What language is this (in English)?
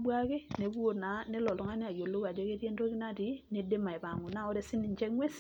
Masai